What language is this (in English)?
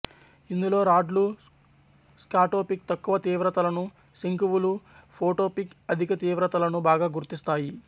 Telugu